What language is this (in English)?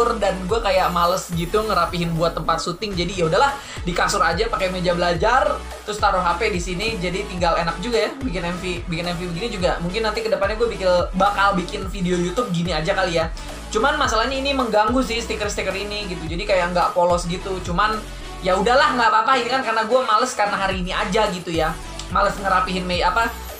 Indonesian